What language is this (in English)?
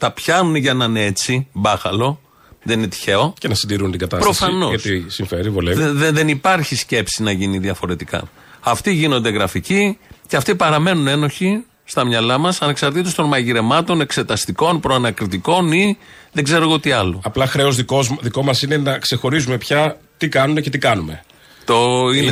Greek